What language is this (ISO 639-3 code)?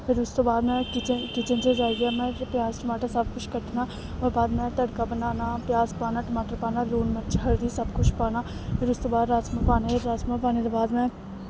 doi